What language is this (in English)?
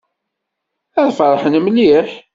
Kabyle